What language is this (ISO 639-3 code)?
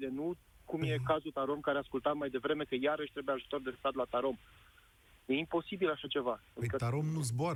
ron